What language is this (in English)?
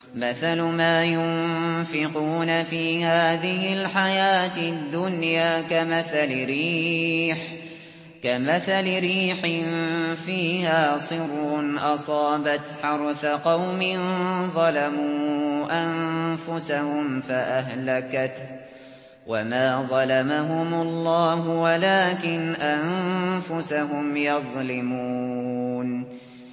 Arabic